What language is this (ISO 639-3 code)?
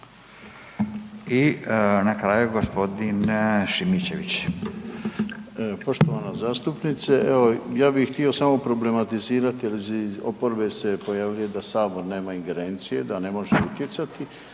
hrv